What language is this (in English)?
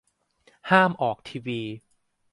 Thai